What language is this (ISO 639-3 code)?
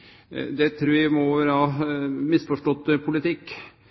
nno